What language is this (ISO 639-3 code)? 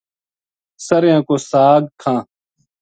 gju